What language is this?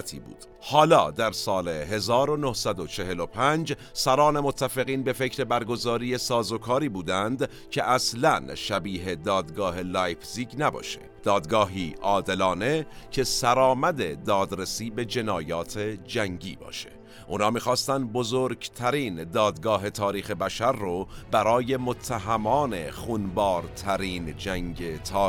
Persian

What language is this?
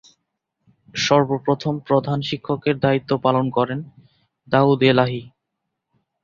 Bangla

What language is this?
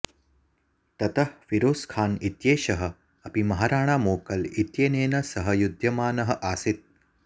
Sanskrit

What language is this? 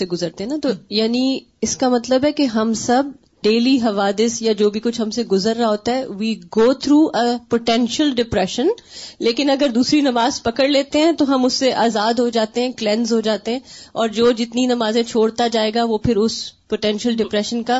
Urdu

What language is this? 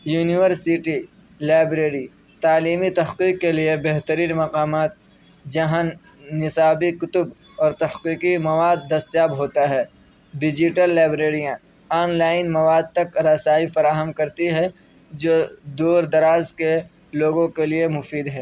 Urdu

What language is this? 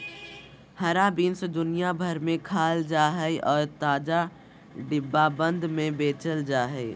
Magahi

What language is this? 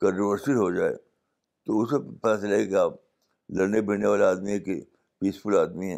Urdu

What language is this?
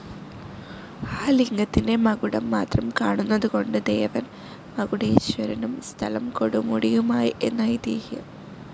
Malayalam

